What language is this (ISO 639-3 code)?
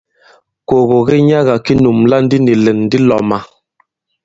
abb